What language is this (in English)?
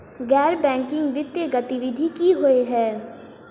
Maithili